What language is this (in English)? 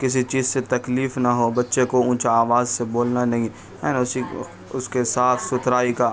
Urdu